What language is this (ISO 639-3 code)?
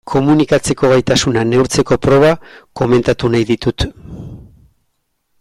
eus